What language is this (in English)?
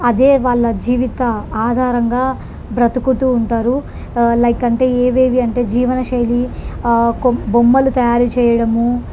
Telugu